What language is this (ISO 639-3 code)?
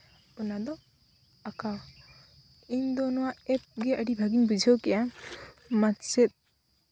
sat